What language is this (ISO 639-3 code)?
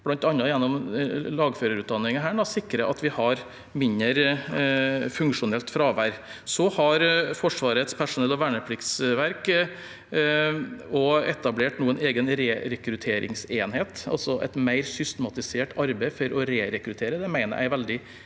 nor